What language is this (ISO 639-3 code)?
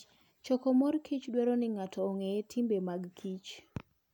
luo